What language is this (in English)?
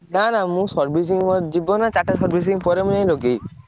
Odia